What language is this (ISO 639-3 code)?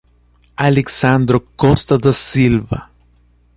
por